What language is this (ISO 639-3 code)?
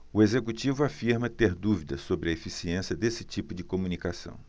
por